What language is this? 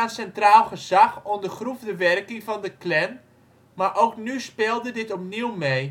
Dutch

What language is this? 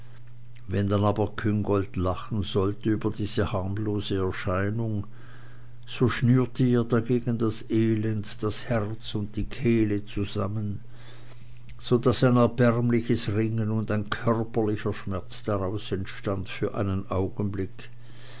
German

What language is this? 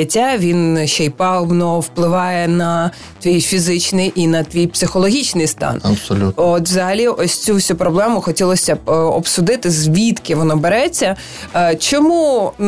Ukrainian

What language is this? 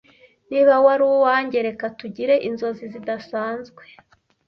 Kinyarwanda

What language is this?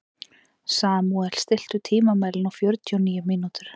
Icelandic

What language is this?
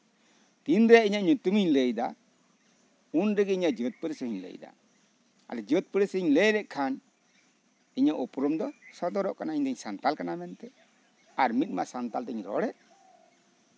Santali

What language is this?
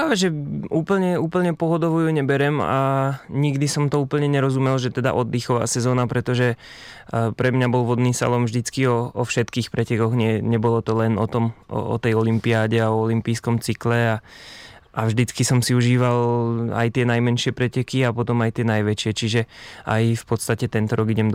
Czech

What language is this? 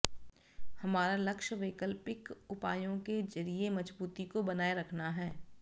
Hindi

